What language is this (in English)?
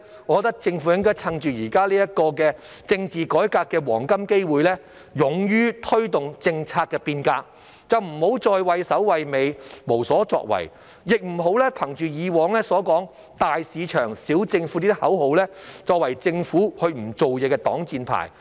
Cantonese